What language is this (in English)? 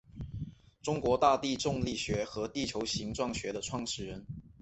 Chinese